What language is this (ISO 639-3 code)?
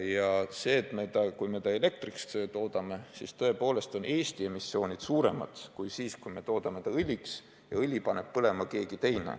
est